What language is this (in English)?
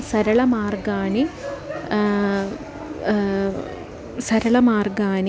Sanskrit